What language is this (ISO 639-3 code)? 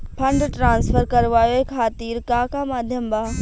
bho